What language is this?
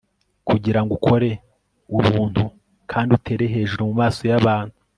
Kinyarwanda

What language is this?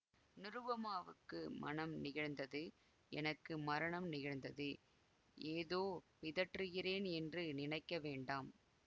Tamil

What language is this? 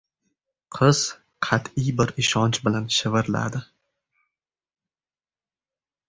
Uzbek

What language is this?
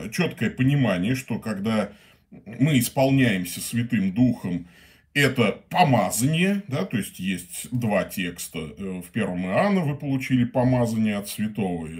Russian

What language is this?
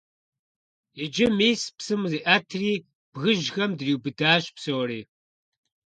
Kabardian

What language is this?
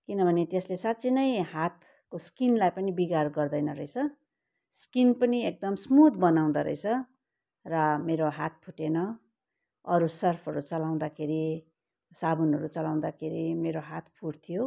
Nepali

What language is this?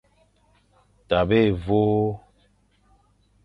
Fang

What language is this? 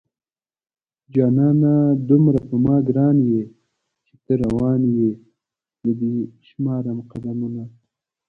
Pashto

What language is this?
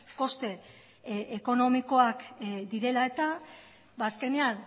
Basque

